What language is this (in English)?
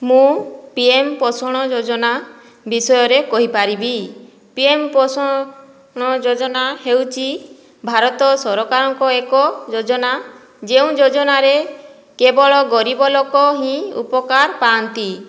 Odia